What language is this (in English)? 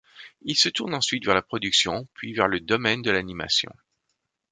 French